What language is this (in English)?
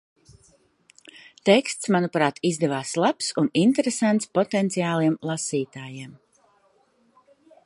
Latvian